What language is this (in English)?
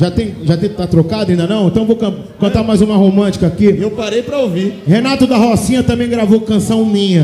Portuguese